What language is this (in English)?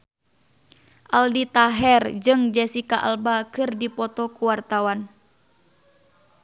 Sundanese